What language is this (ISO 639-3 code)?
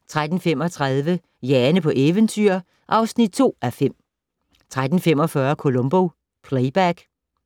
dan